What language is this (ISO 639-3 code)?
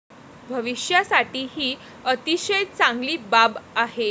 mar